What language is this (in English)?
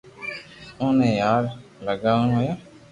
Loarki